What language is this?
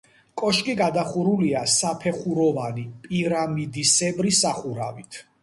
Georgian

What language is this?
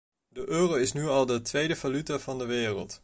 Dutch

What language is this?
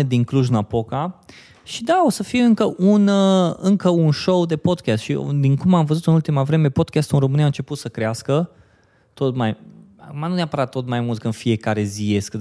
Romanian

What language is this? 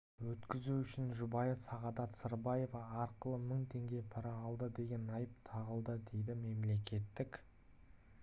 Kazakh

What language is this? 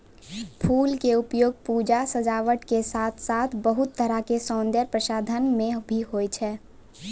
Maithili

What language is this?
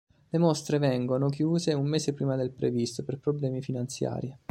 Italian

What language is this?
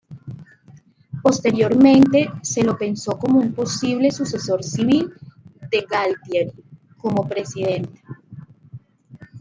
Spanish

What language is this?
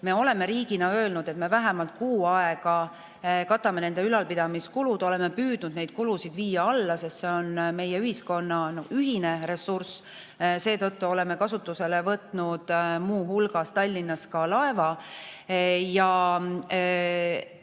Estonian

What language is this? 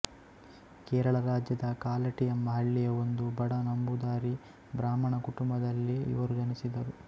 Kannada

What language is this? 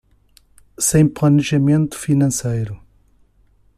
Portuguese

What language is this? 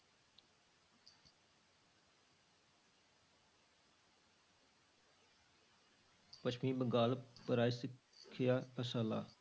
Punjabi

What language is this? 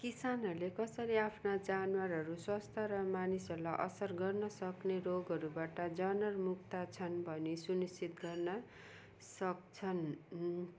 Nepali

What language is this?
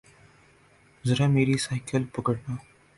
Urdu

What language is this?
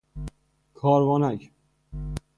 Persian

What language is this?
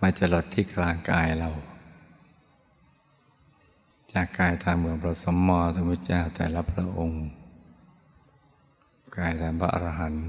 Thai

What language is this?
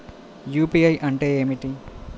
Telugu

